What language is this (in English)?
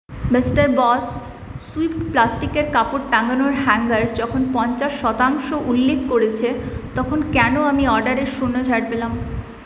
Bangla